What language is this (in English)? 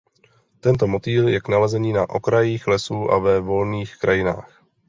Czech